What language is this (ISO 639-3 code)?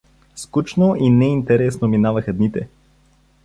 bul